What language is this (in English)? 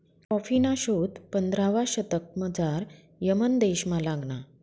Marathi